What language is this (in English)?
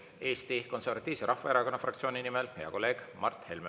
Estonian